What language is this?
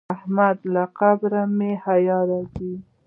Pashto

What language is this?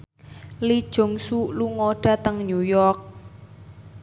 Javanese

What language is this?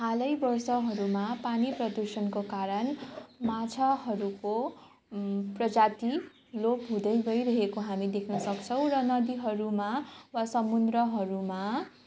Nepali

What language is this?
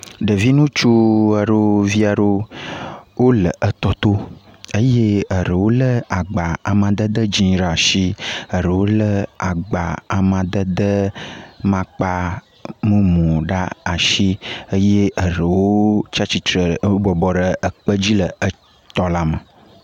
Ewe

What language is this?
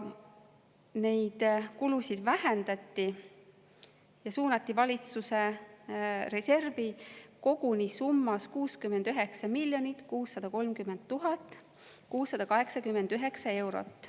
Estonian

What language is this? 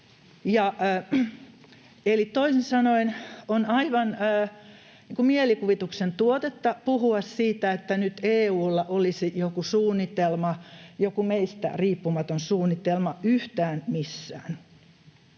Finnish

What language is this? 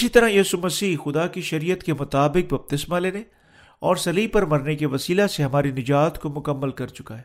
Urdu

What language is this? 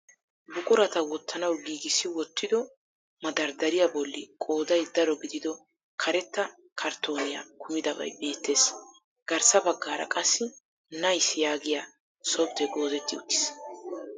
Wolaytta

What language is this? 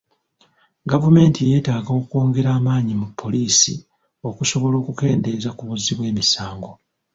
Ganda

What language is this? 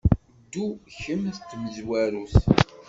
Kabyle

